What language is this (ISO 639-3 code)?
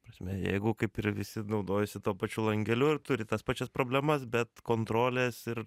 lit